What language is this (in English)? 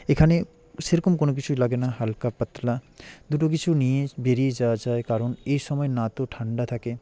Bangla